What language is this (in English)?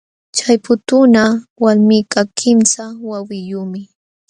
Jauja Wanca Quechua